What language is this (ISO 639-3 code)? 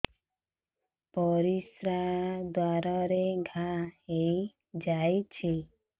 ori